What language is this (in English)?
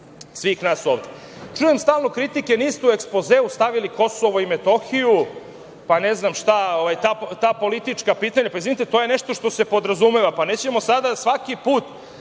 Serbian